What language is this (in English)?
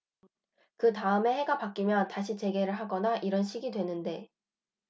Korean